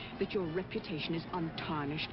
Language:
English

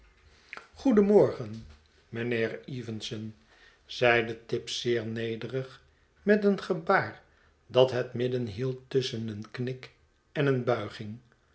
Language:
Dutch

